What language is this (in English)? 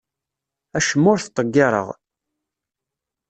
Kabyle